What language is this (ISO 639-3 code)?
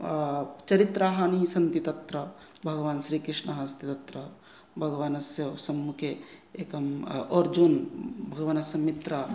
san